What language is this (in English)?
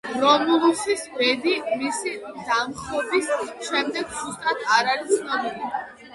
Georgian